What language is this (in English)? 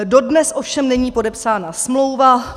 Czech